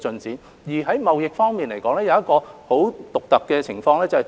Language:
Cantonese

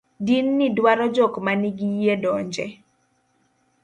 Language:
Luo (Kenya and Tanzania)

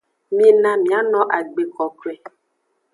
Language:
Aja (Benin)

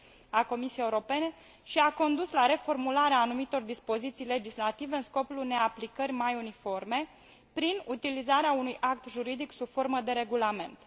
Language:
Romanian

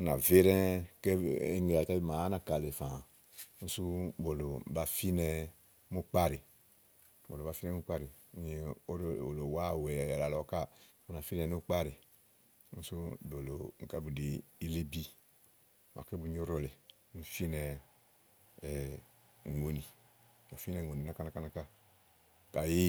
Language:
Igo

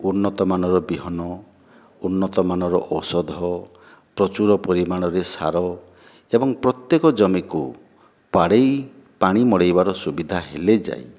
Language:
Odia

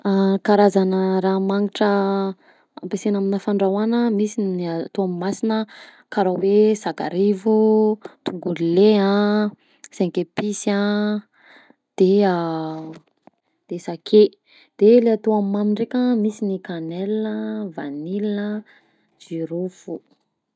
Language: Southern Betsimisaraka Malagasy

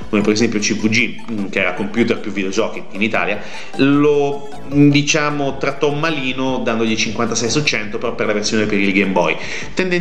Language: Italian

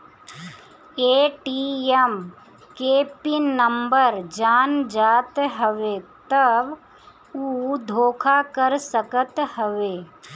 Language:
Bhojpuri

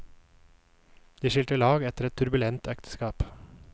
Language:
Norwegian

